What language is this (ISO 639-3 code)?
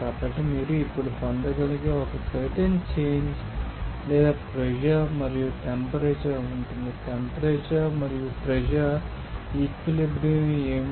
tel